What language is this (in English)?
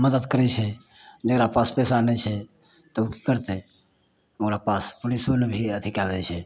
Maithili